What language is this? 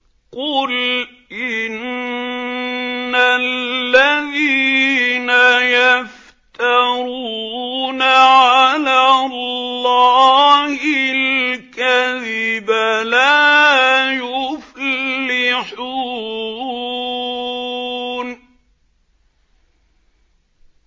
Arabic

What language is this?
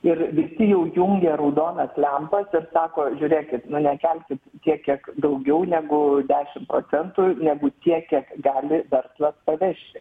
Lithuanian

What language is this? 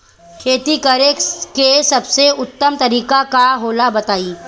Bhojpuri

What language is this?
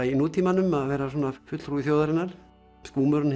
Icelandic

